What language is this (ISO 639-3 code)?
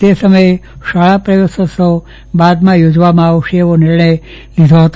guj